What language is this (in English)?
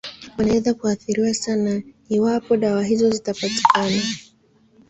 Swahili